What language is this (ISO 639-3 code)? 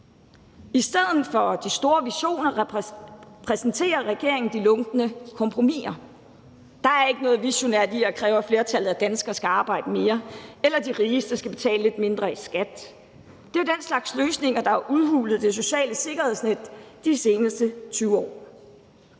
dan